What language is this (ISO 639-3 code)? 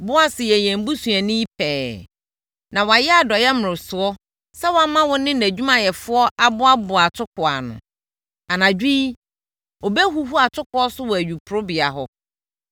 aka